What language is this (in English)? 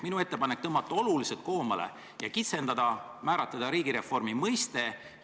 Estonian